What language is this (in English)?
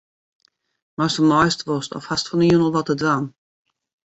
Western Frisian